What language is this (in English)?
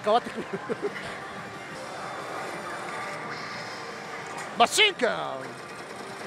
Japanese